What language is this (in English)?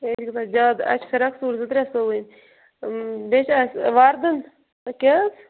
Kashmiri